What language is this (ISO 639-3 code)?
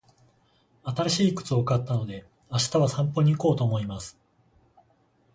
jpn